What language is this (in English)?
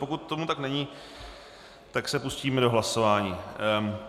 Czech